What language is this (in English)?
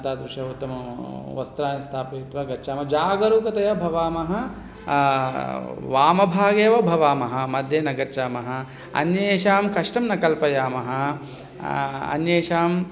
Sanskrit